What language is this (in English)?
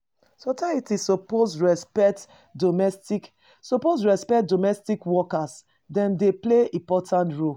Nigerian Pidgin